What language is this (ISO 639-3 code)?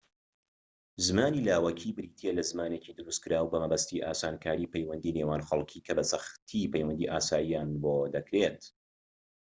ckb